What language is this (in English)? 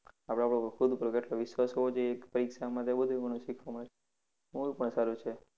Gujarati